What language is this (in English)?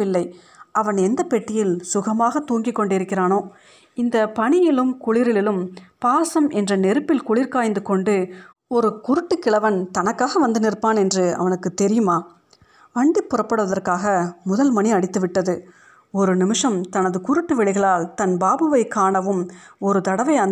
Tamil